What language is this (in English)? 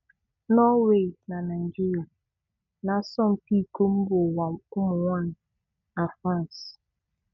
Igbo